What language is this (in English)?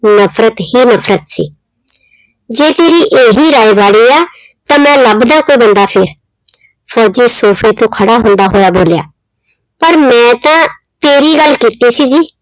Punjabi